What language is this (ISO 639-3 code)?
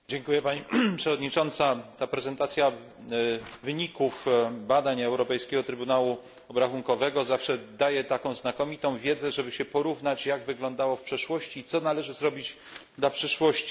pol